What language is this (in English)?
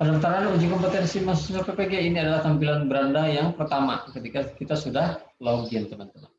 Indonesian